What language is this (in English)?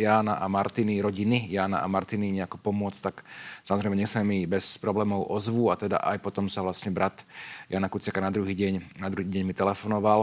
Slovak